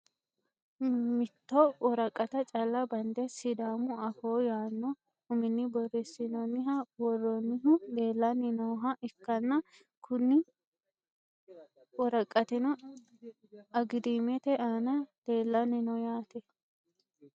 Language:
Sidamo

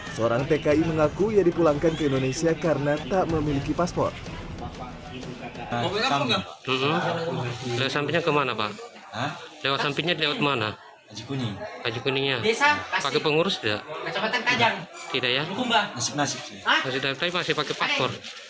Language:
Indonesian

